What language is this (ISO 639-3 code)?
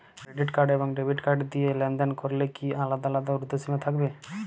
ben